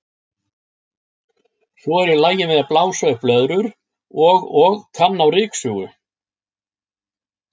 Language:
Icelandic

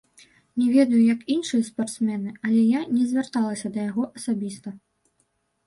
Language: Belarusian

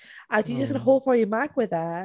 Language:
Welsh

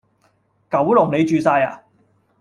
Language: Cantonese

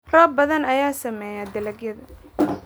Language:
Somali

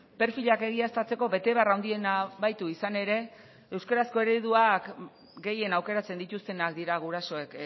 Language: Basque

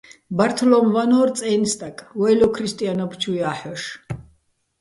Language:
Bats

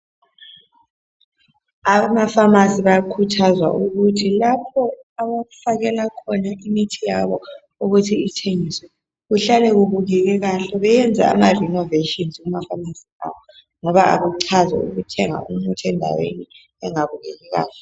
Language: North Ndebele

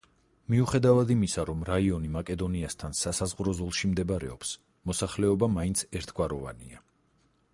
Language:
Georgian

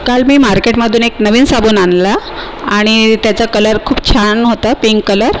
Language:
Marathi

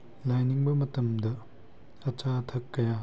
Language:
Manipuri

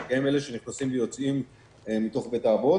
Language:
Hebrew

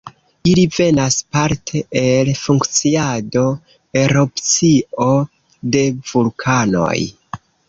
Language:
Esperanto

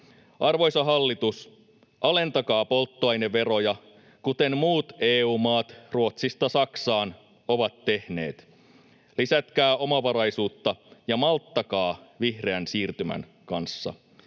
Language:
Finnish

